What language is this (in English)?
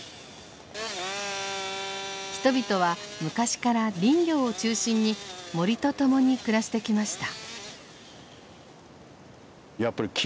Japanese